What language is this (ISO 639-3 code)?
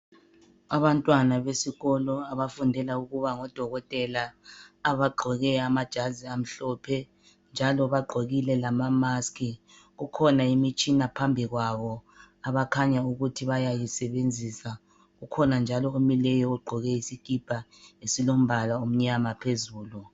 nde